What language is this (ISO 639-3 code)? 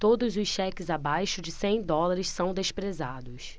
por